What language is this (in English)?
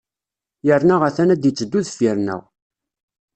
Kabyle